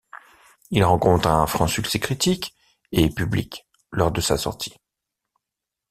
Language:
French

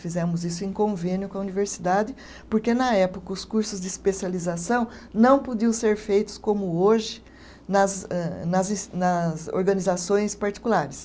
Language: Portuguese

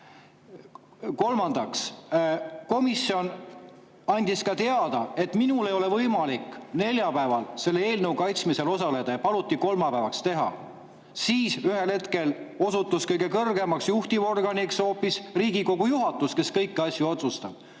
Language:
Estonian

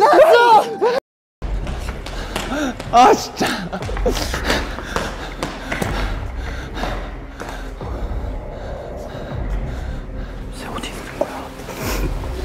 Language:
Korean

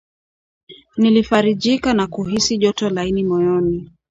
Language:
Swahili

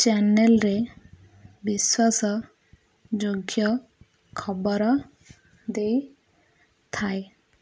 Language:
Odia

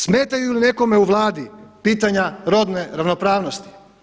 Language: Croatian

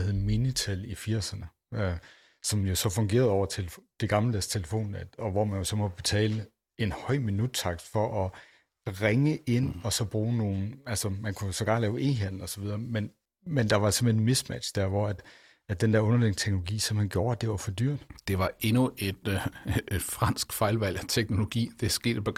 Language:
Danish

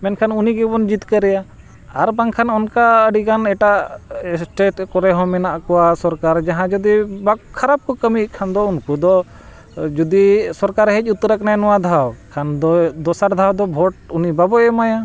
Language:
Santali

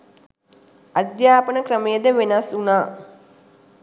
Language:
Sinhala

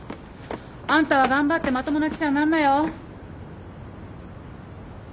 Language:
Japanese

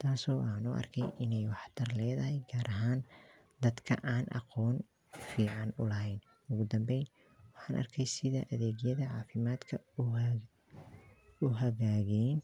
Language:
Somali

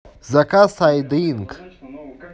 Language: Russian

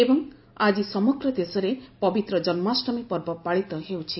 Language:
Odia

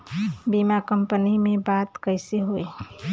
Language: Bhojpuri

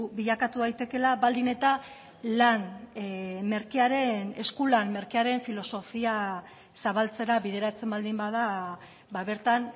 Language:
Basque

